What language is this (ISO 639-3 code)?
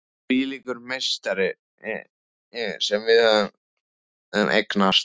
isl